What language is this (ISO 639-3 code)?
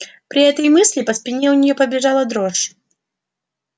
rus